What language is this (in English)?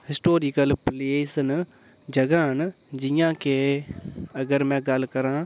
Dogri